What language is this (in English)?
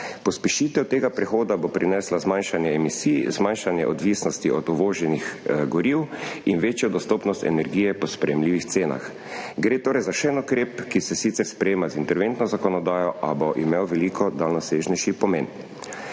Slovenian